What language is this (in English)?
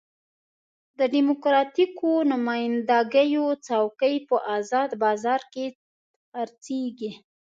Pashto